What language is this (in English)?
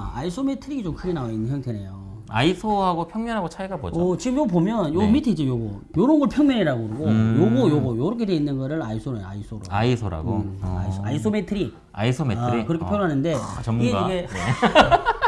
Korean